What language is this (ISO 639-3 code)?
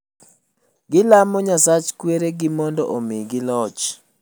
luo